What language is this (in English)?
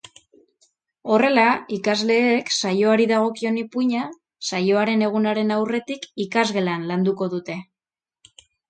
Basque